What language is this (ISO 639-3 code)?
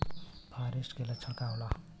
bho